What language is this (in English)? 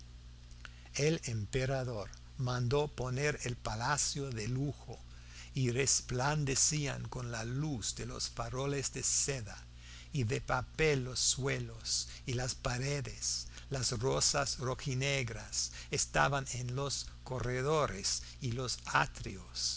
Spanish